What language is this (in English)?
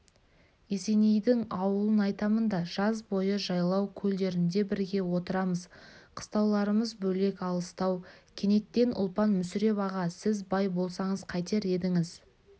Kazakh